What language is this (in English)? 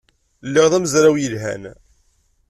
Kabyle